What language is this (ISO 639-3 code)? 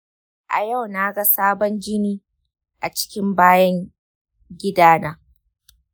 hau